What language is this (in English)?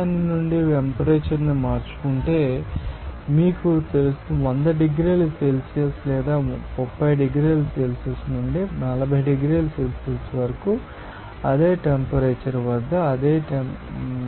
Telugu